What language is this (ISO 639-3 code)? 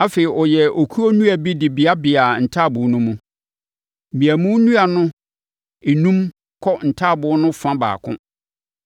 aka